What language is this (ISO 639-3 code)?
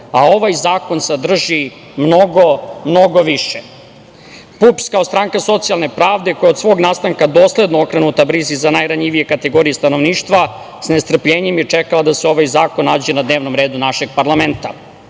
srp